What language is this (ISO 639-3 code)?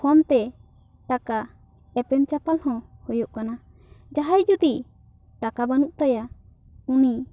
sat